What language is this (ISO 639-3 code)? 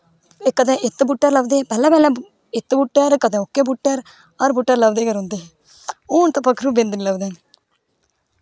doi